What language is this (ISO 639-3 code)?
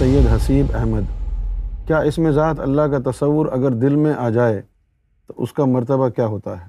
urd